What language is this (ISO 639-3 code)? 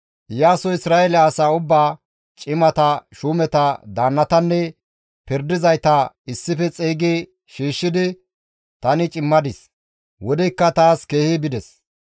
gmv